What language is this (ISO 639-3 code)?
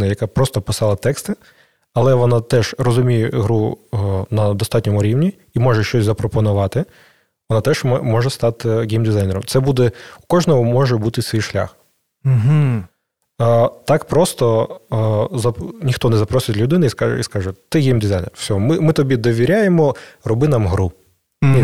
ukr